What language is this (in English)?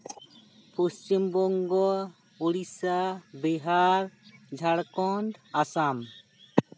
Santali